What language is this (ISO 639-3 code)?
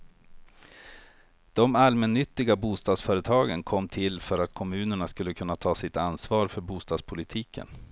swe